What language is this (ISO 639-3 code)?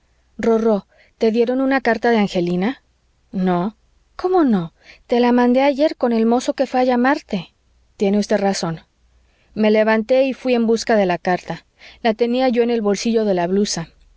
spa